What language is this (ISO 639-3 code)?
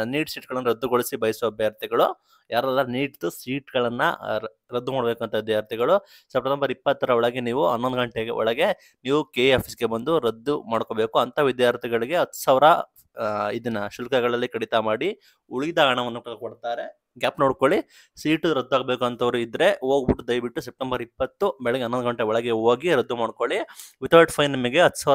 kan